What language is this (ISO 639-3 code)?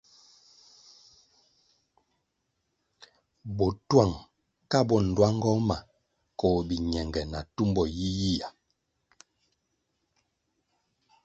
nmg